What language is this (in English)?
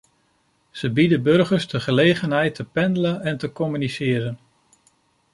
Dutch